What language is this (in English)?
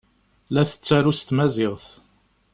Kabyle